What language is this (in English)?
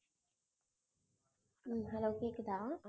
Tamil